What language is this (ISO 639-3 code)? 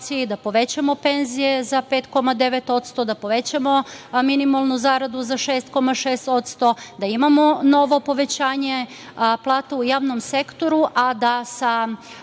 srp